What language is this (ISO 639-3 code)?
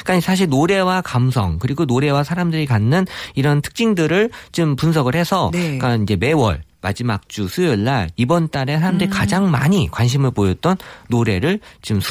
kor